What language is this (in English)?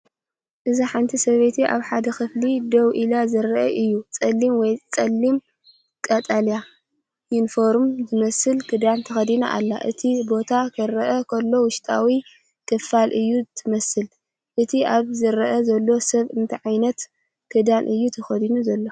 Tigrinya